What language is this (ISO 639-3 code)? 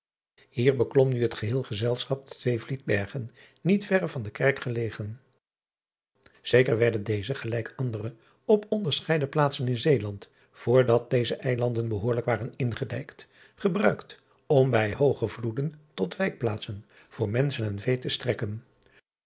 nld